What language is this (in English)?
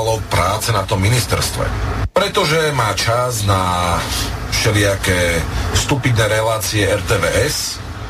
Slovak